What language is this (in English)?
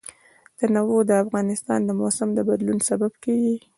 Pashto